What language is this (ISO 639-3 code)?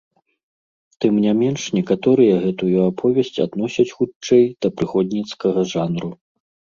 bel